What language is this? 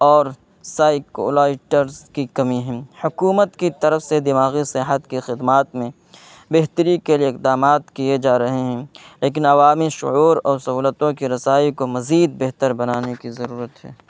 Urdu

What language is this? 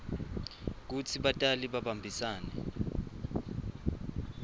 Swati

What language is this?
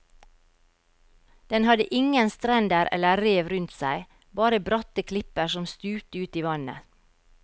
Norwegian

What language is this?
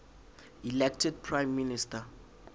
Southern Sotho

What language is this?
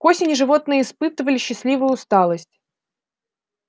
Russian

